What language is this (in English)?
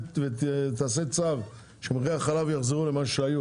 Hebrew